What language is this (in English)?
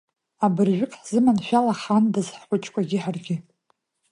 Abkhazian